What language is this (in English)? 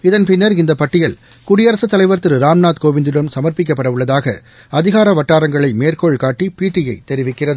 Tamil